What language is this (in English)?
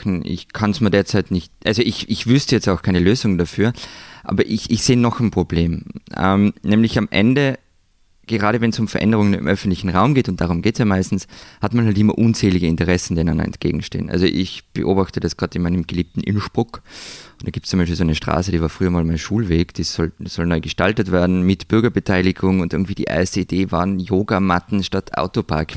German